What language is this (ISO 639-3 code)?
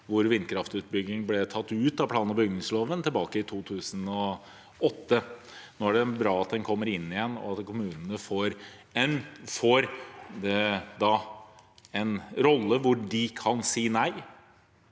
nor